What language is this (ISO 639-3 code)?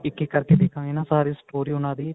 pan